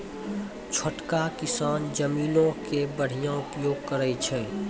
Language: Maithili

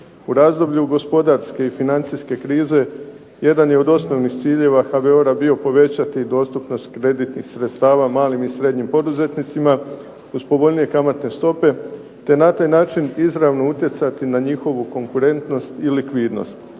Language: Croatian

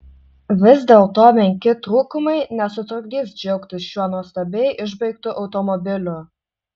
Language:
Lithuanian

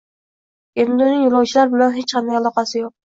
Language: Uzbek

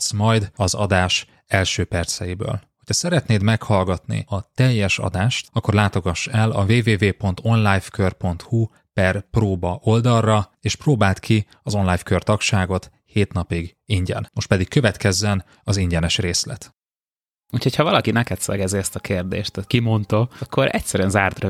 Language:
Hungarian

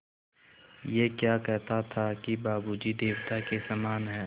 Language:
Hindi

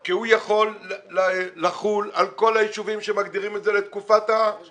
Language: Hebrew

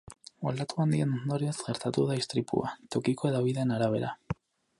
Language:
Basque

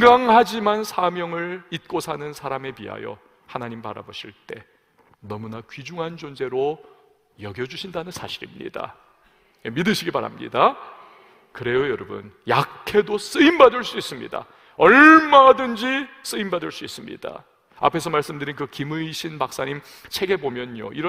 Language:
Korean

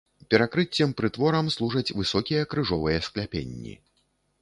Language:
Belarusian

